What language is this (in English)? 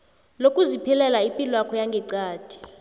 South Ndebele